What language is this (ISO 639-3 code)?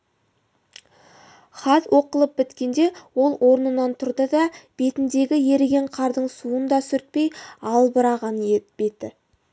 kaz